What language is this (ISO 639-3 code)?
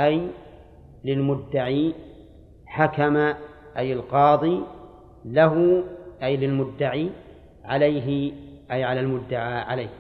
ara